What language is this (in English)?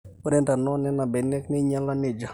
Masai